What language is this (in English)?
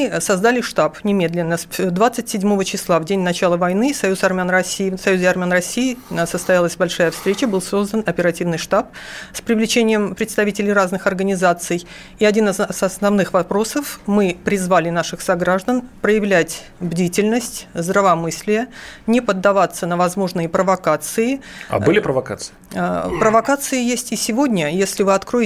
Russian